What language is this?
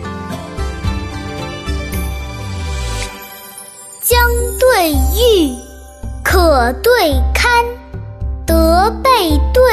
Chinese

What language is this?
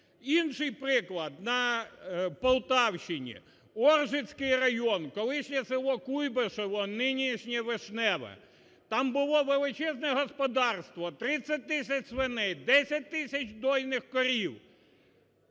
Ukrainian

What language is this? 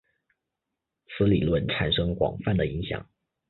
Chinese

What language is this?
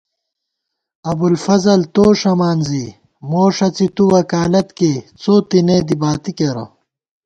Gawar-Bati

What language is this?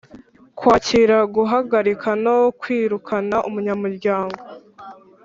Kinyarwanda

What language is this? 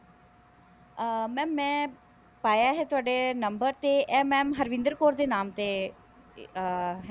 Punjabi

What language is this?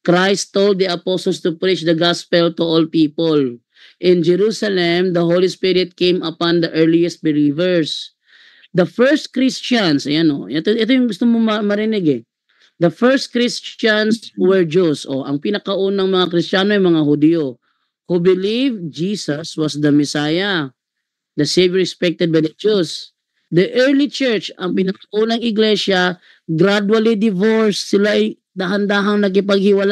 Filipino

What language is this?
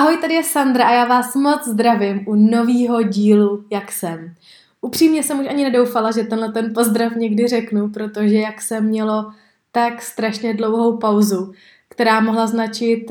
Czech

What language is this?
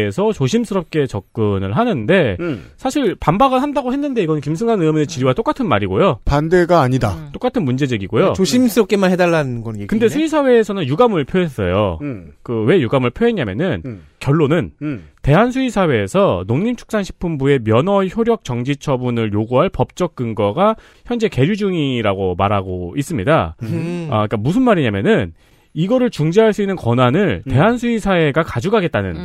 Korean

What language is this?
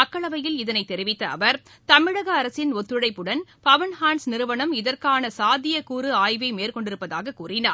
Tamil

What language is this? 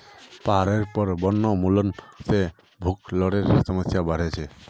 Magahi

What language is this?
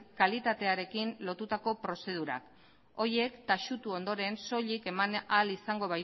Basque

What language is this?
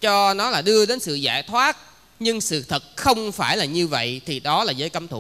Vietnamese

